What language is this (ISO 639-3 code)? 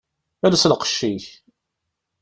kab